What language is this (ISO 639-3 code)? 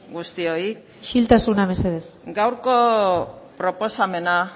eus